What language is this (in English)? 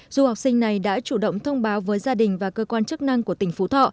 Vietnamese